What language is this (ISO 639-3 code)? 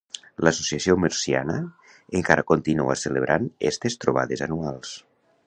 cat